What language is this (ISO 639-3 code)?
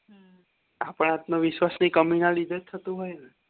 guj